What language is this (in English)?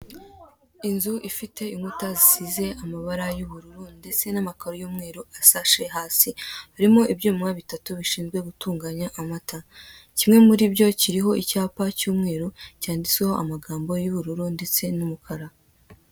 Kinyarwanda